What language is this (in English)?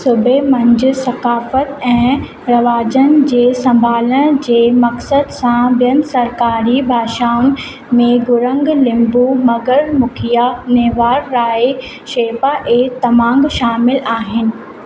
Sindhi